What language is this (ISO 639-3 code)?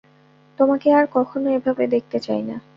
ben